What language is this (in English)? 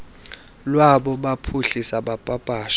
Xhosa